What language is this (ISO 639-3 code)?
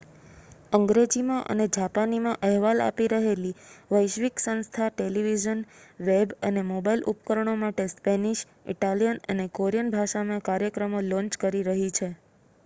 guj